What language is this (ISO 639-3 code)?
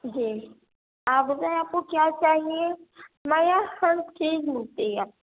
urd